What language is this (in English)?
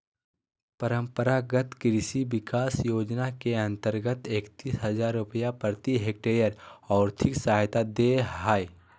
Magahi